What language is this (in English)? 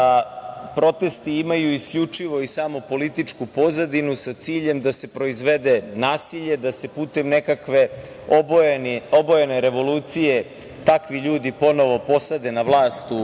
Serbian